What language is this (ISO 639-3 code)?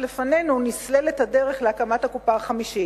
heb